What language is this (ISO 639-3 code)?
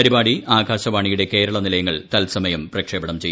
mal